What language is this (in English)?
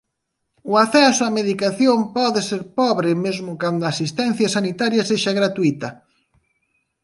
Galician